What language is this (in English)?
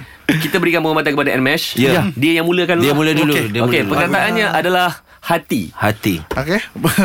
Malay